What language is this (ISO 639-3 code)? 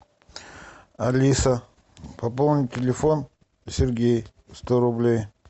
rus